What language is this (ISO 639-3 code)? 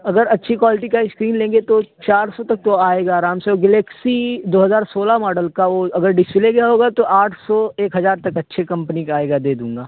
urd